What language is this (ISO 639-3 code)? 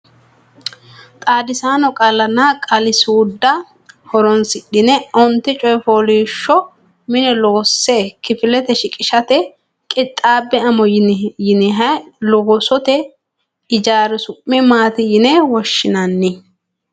sid